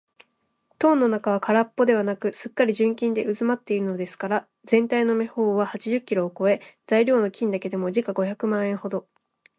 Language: Japanese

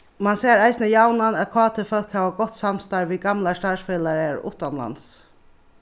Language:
Faroese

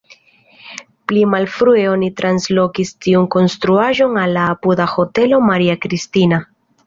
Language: Esperanto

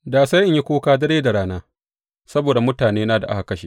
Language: Hausa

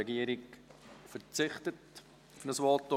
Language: Swiss German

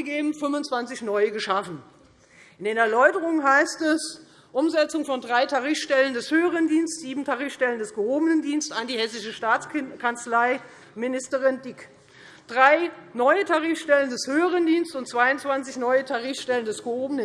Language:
German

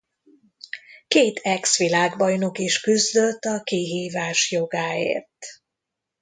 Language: Hungarian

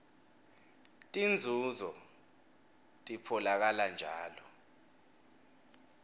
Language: Swati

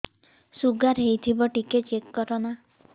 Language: Odia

